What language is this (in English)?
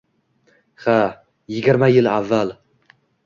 Uzbek